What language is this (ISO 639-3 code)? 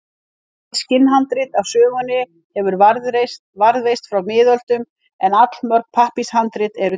isl